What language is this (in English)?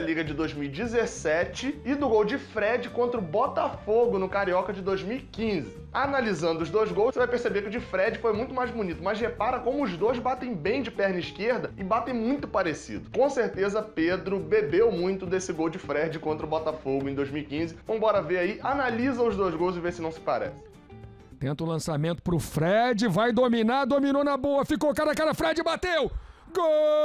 Portuguese